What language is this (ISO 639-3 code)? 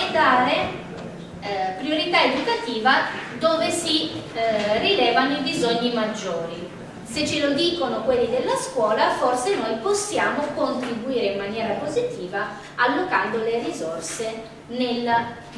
ita